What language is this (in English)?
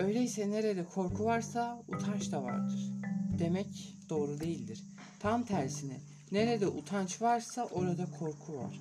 Turkish